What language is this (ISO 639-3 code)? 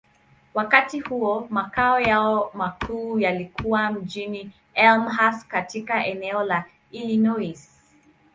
swa